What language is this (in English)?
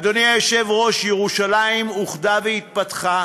Hebrew